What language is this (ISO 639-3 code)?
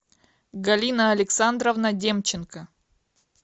rus